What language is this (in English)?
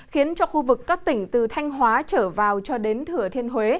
Vietnamese